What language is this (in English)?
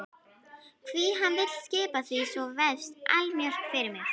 Icelandic